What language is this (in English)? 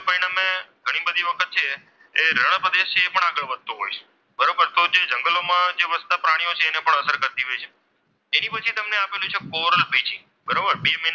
Gujarati